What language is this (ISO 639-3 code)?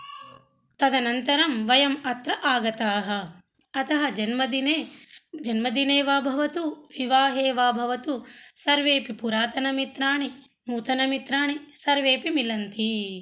san